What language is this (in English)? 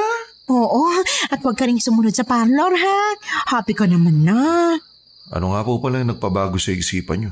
Filipino